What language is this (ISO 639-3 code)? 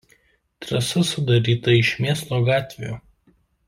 lit